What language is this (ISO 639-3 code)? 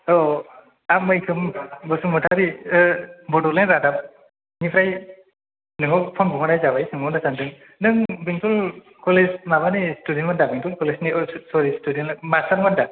brx